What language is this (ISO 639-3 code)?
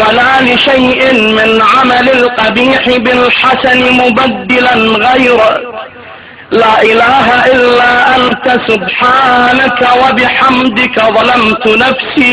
ara